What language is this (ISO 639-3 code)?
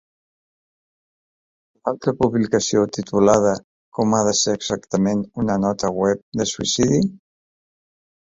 cat